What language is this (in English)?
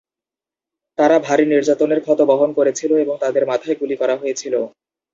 Bangla